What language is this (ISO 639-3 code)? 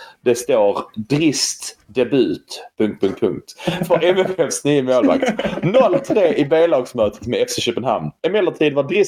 swe